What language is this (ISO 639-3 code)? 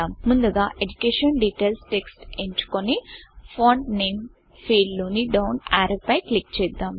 tel